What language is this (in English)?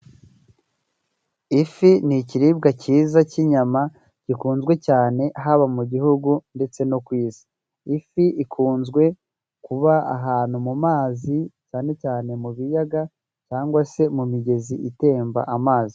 Kinyarwanda